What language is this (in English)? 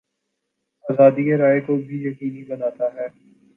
Urdu